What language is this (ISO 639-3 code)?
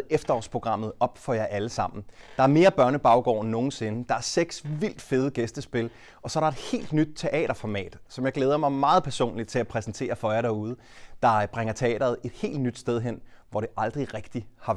dan